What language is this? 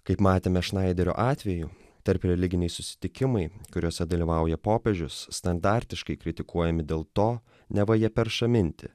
Lithuanian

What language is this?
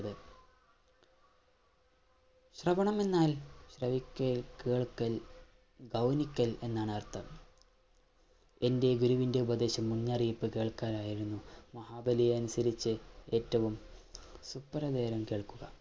Malayalam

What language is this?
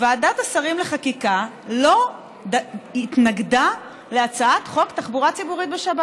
Hebrew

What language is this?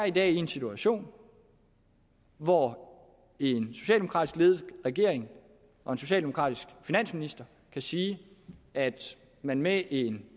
Danish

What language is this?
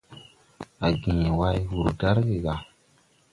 Tupuri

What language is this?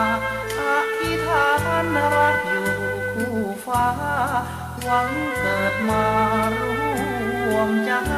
Thai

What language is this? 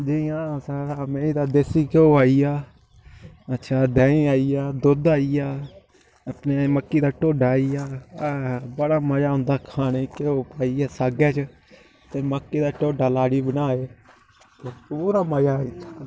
Dogri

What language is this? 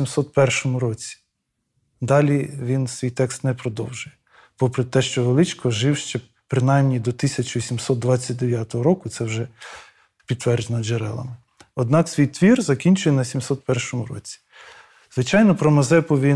Ukrainian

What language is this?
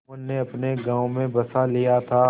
Hindi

